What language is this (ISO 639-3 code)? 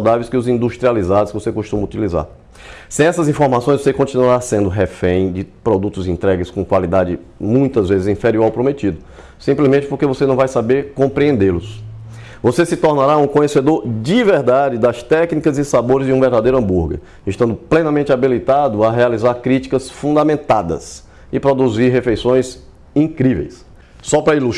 por